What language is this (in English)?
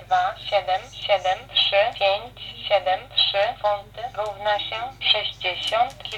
Polish